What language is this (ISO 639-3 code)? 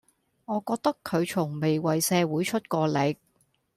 yue